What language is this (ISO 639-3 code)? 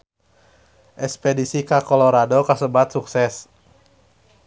sun